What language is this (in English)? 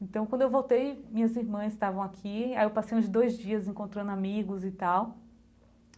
Portuguese